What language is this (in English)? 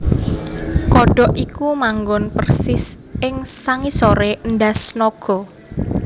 Javanese